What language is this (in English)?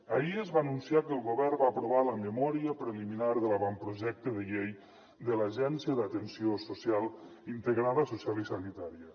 Catalan